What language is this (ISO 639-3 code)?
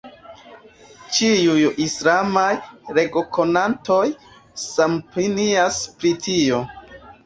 epo